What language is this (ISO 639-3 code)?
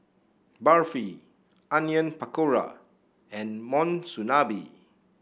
eng